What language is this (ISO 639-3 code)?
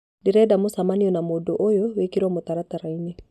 kik